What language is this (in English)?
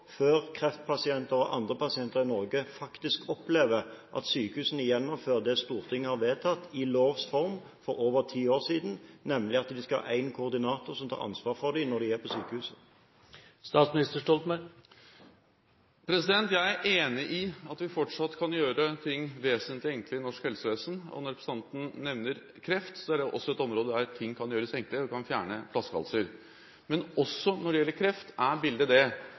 Norwegian Bokmål